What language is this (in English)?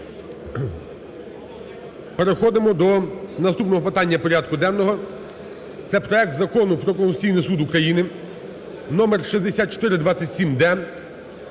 Ukrainian